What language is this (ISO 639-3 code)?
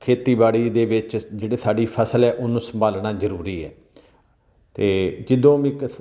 pan